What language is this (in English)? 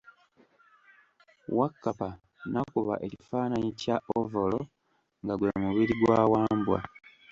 Ganda